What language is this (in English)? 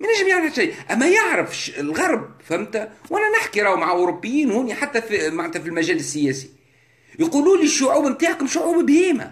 Arabic